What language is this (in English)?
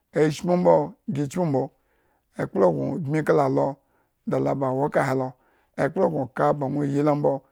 Eggon